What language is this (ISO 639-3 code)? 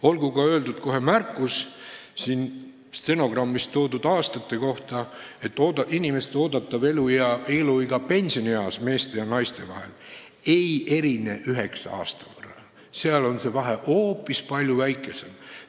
est